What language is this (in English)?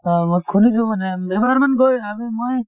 Assamese